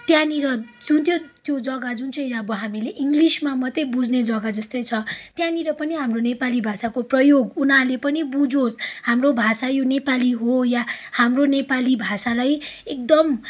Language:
Nepali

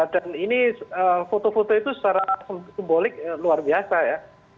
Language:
Indonesian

